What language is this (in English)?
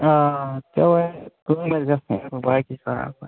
Kashmiri